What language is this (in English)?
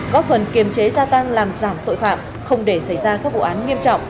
Vietnamese